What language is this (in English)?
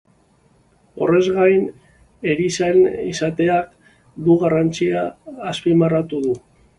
Basque